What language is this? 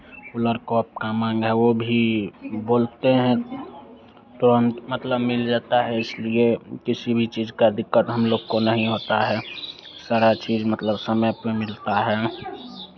Hindi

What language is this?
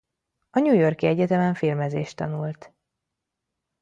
Hungarian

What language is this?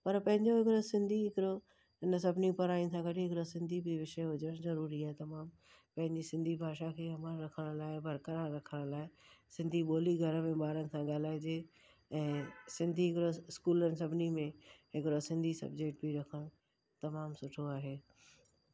Sindhi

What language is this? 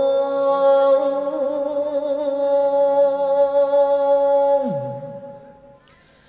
Arabic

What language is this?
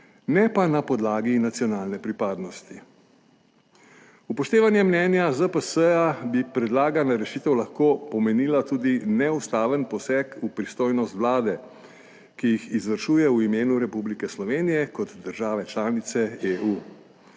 Slovenian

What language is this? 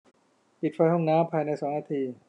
Thai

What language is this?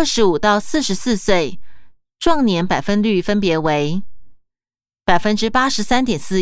Chinese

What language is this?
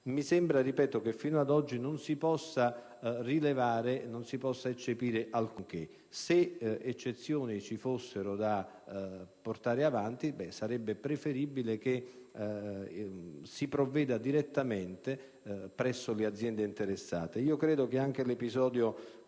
Italian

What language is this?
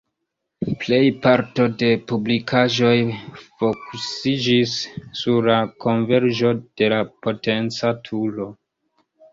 Esperanto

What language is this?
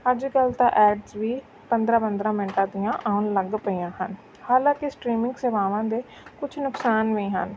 Punjabi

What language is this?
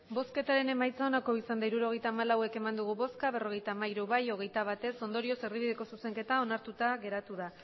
Basque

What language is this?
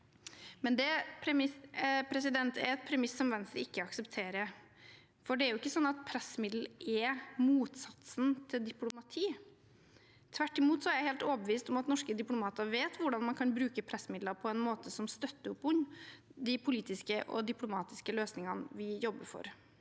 Norwegian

